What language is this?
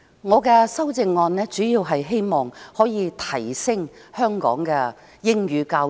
Cantonese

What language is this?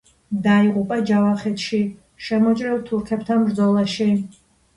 Georgian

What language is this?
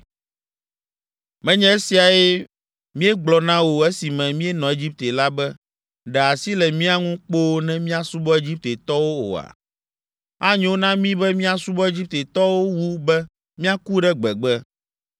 Ewe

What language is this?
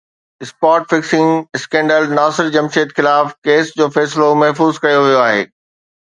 Sindhi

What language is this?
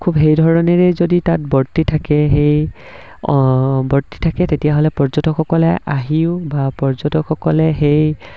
Assamese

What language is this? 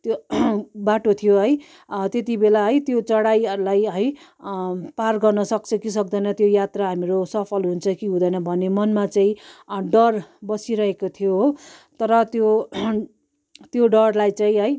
Nepali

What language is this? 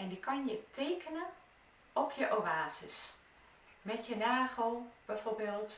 Dutch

